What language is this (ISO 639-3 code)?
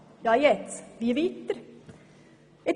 gsw